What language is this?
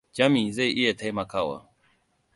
Hausa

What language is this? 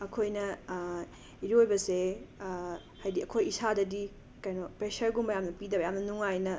Manipuri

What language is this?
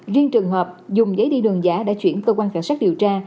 Vietnamese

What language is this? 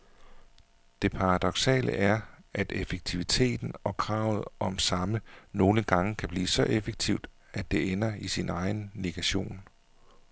Danish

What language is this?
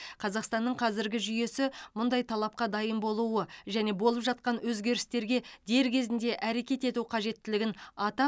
Kazakh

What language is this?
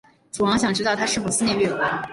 Chinese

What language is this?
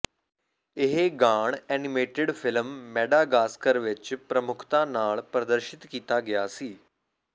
Punjabi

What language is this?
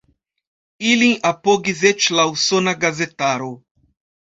Esperanto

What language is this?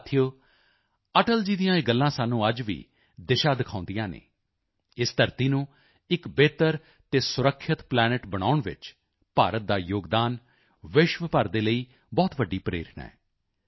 Punjabi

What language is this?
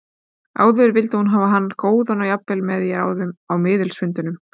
Icelandic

